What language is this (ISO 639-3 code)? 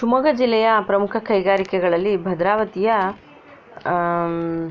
kan